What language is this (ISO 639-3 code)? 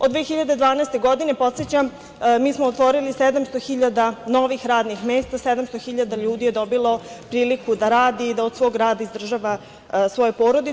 srp